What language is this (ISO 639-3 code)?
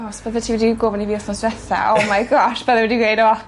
cym